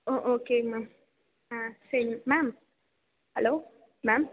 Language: Tamil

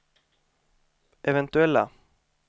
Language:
Swedish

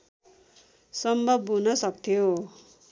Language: Nepali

